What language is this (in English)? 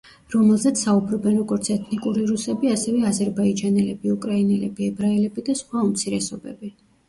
Georgian